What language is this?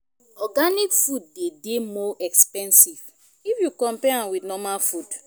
Nigerian Pidgin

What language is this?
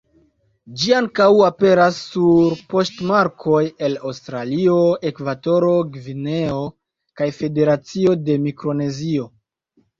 Esperanto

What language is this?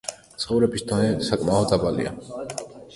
Georgian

